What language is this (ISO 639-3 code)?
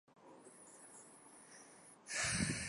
zho